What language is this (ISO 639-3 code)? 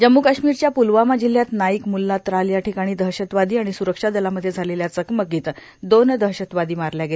mar